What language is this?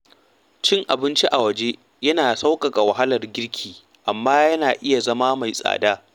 Hausa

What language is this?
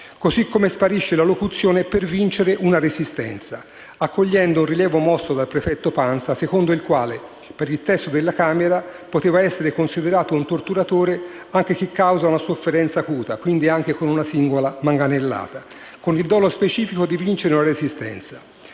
Italian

